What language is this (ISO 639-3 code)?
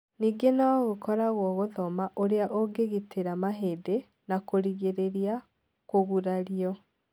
kik